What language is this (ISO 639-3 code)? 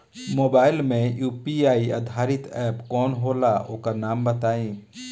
bho